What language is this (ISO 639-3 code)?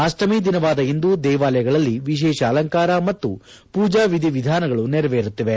kan